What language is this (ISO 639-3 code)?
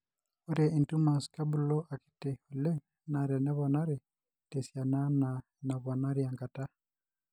mas